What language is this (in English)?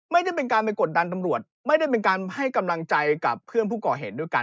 Thai